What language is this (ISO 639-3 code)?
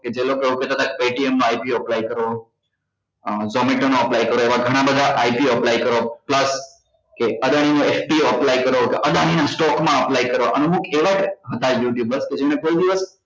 guj